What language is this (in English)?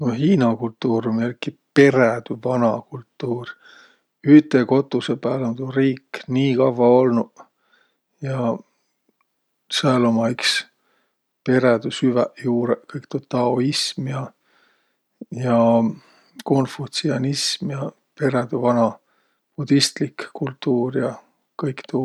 Võro